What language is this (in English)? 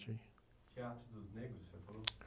Portuguese